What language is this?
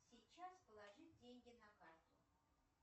Russian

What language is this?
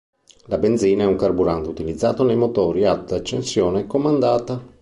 Italian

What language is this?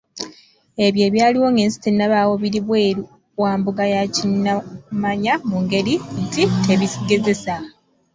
Ganda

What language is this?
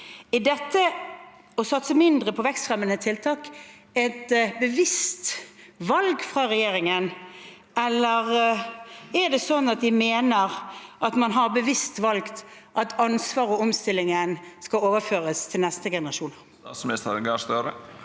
Norwegian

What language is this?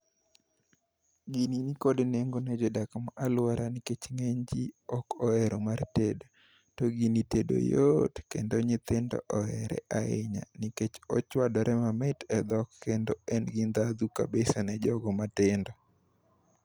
Luo (Kenya and Tanzania)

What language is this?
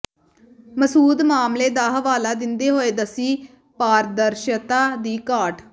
Punjabi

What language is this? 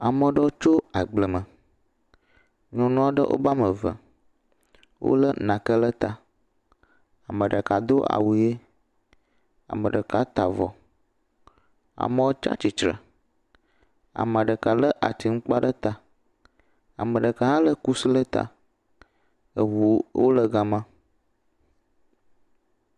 Ewe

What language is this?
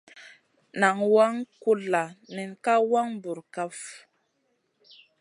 Masana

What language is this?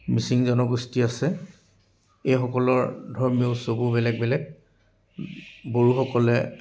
Assamese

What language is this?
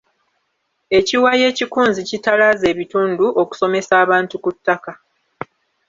Ganda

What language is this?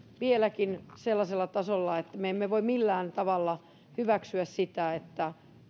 Finnish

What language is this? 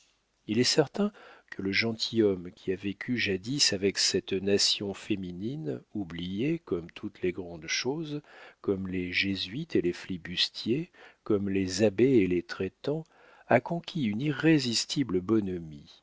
French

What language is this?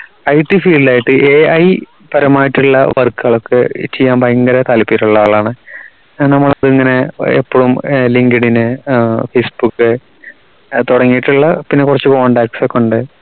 Malayalam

